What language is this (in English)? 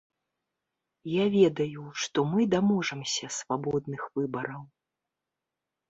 Belarusian